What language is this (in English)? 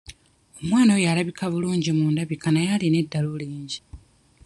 Ganda